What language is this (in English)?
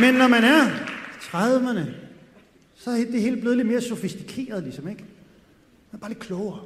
Danish